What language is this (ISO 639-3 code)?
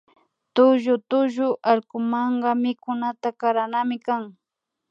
qvi